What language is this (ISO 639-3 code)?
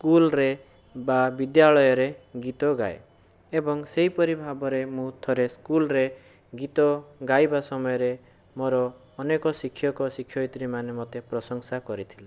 ori